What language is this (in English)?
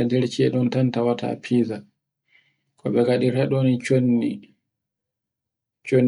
Borgu Fulfulde